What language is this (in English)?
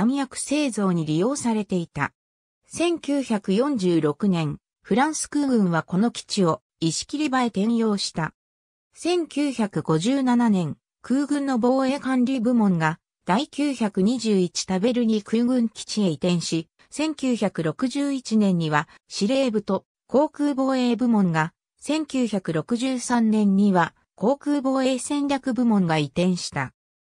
Japanese